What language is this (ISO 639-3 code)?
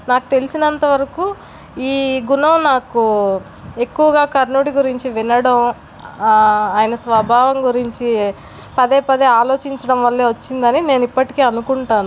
tel